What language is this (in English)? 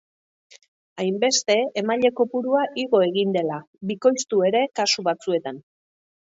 Basque